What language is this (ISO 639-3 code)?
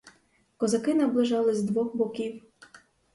ukr